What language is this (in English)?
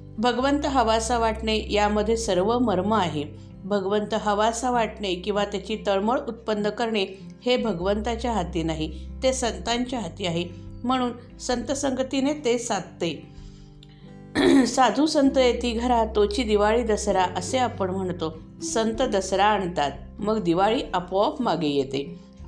Marathi